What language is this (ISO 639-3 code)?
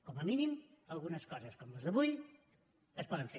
cat